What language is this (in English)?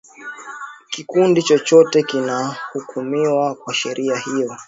Swahili